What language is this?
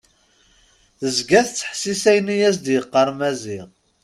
Kabyle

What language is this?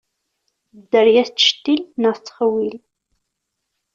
Kabyle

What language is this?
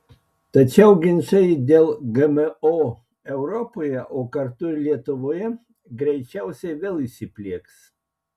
Lithuanian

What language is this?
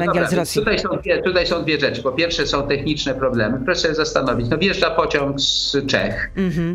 Polish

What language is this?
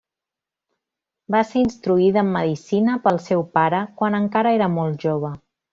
Catalan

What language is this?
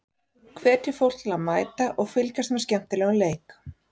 Icelandic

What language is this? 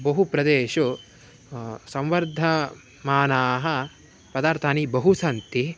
Sanskrit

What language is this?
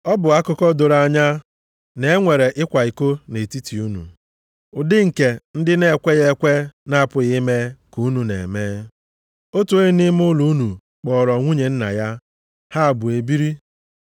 Igbo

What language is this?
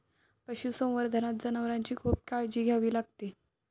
Marathi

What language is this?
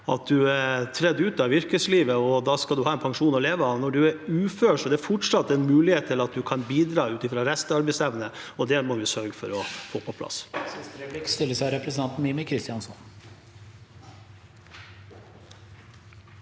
Norwegian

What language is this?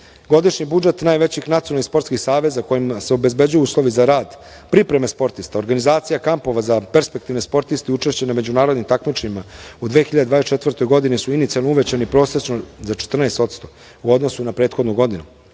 Serbian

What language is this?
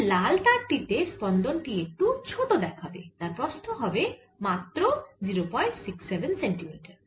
Bangla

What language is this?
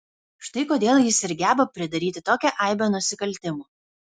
Lithuanian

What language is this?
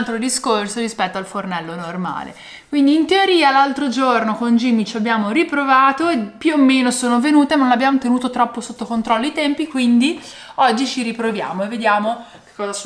Italian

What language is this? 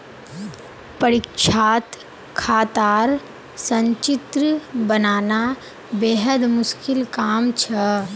Magahi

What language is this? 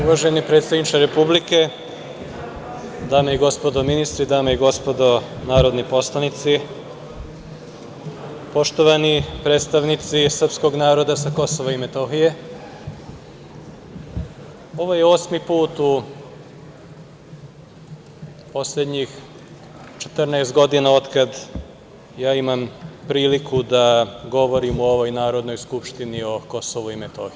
Serbian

